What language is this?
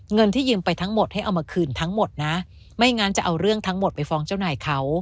Thai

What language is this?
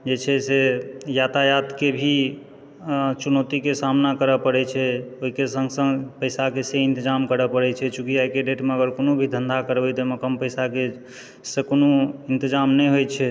Maithili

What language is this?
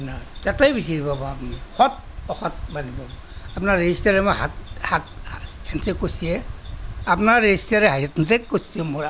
Assamese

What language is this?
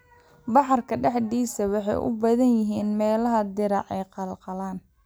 Somali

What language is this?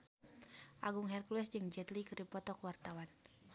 Sundanese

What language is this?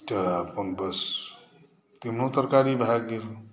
Maithili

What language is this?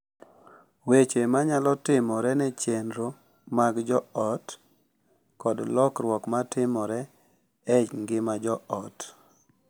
Luo (Kenya and Tanzania)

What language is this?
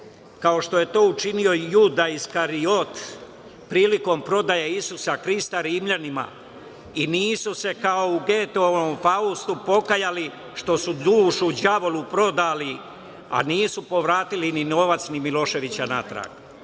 Serbian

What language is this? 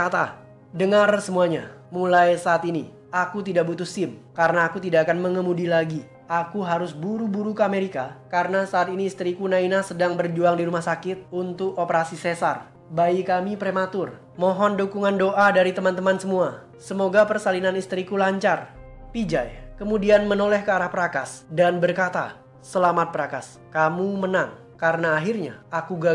Indonesian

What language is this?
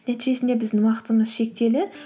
Kazakh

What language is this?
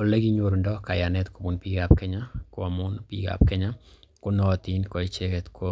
Kalenjin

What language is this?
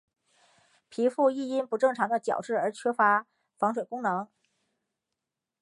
Chinese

